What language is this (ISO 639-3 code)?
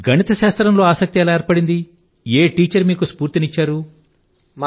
tel